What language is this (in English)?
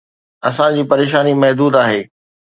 Sindhi